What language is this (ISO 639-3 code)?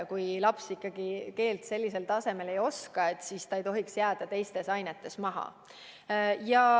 est